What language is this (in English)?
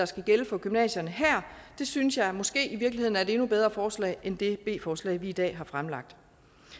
Danish